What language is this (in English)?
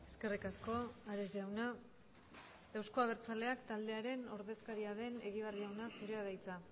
Basque